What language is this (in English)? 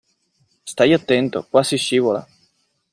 Italian